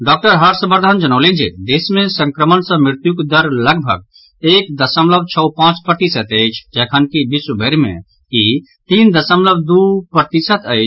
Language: Maithili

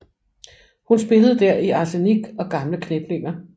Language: Danish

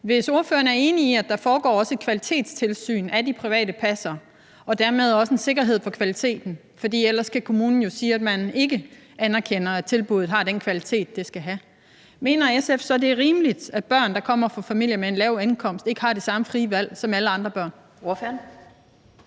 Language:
Danish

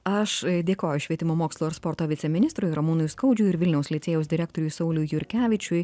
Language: Lithuanian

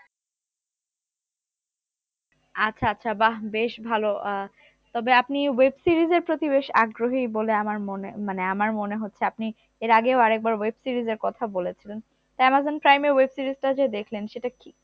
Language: Bangla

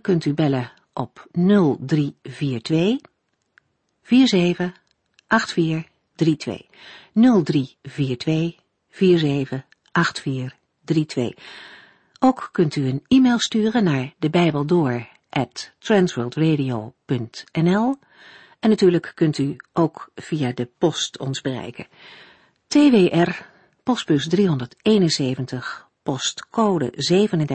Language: Dutch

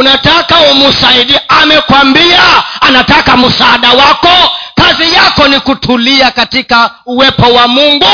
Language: Swahili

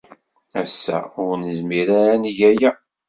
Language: Kabyle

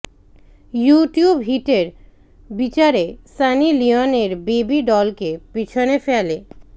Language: Bangla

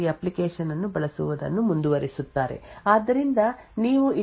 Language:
Kannada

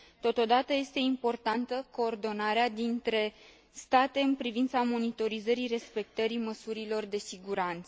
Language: Romanian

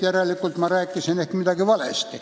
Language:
Estonian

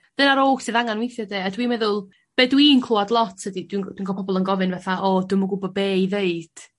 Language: Welsh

